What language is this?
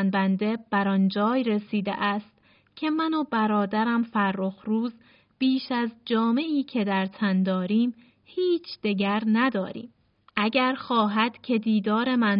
Persian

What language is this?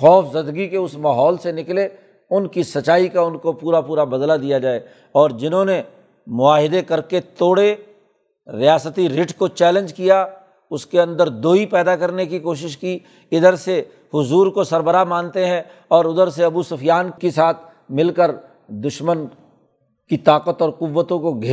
Urdu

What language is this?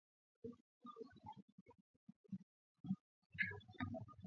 Swahili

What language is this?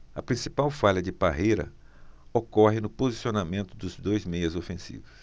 Portuguese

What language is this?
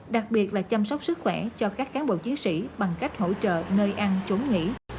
Vietnamese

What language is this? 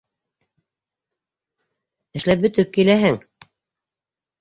Bashkir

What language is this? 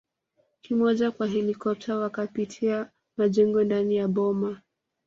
Swahili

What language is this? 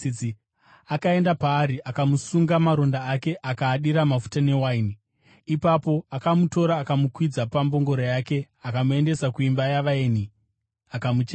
Shona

